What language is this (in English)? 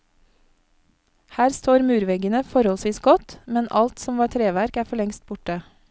Norwegian